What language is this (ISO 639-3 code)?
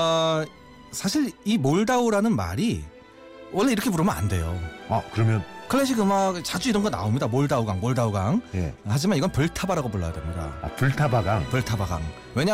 kor